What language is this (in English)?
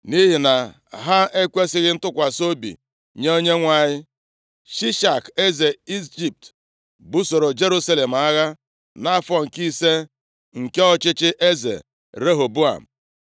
Igbo